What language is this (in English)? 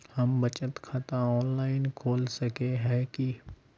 Magahi